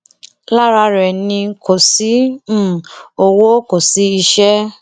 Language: Yoruba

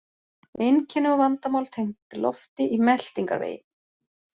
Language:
Icelandic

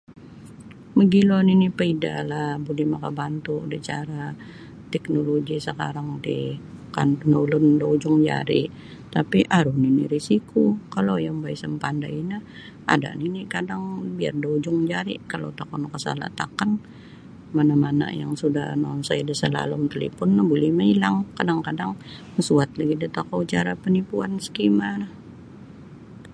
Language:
Sabah Bisaya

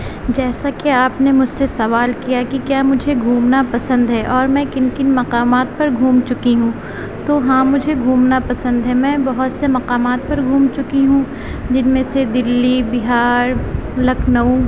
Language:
Urdu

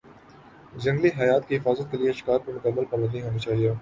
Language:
Urdu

